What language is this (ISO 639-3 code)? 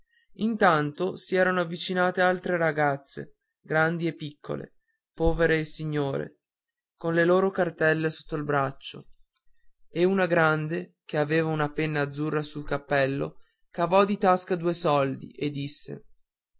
ita